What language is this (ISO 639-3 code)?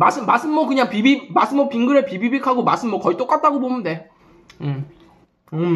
kor